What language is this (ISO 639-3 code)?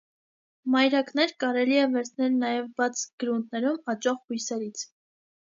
hye